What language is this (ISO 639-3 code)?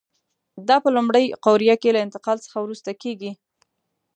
pus